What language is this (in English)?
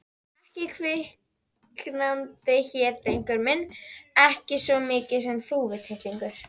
Icelandic